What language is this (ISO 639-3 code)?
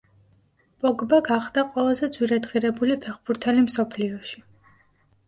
kat